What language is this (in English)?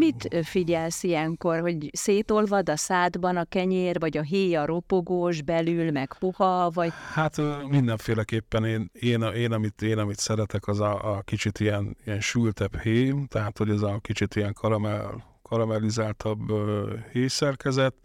Hungarian